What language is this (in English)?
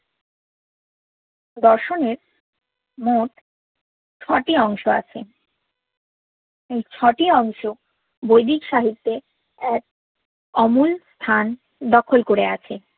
Bangla